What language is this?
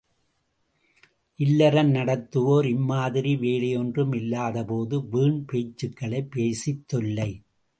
Tamil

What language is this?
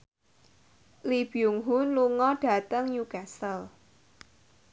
Javanese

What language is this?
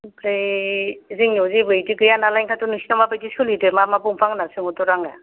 Bodo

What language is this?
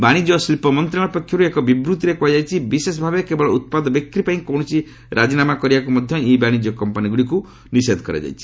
Odia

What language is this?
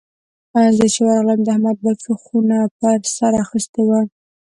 Pashto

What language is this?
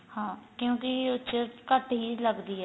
Punjabi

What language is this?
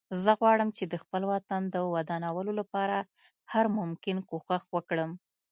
Pashto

